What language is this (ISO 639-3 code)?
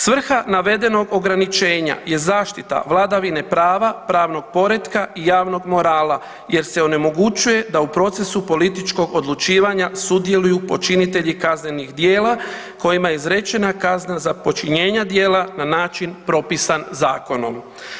hrv